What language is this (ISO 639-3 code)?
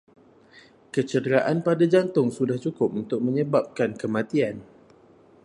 msa